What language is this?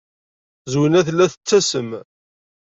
Kabyle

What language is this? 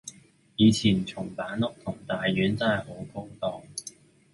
Cantonese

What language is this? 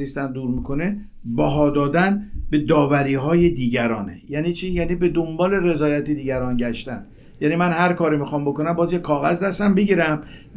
Persian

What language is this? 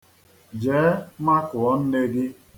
Igbo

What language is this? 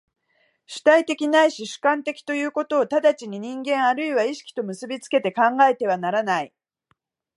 Japanese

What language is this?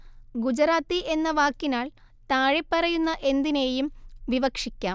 Malayalam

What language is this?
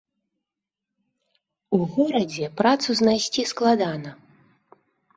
Belarusian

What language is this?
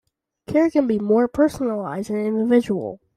English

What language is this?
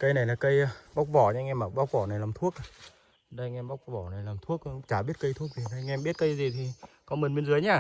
Vietnamese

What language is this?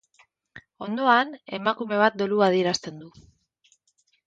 Basque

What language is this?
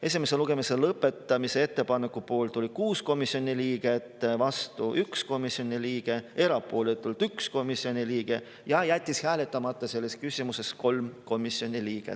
Estonian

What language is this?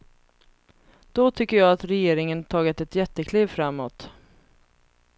Swedish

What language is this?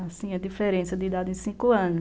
Portuguese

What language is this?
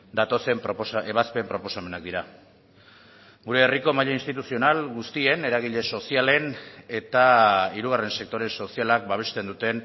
Basque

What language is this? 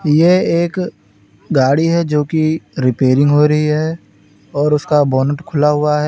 Hindi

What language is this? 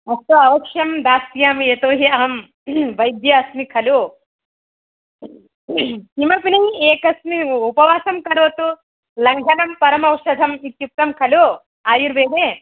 Sanskrit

